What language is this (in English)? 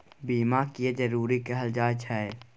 Maithili